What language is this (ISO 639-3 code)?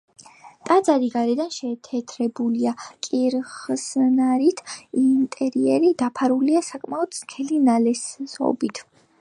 kat